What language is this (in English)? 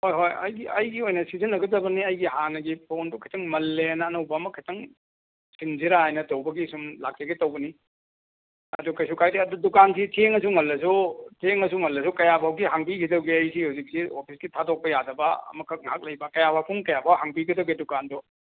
Manipuri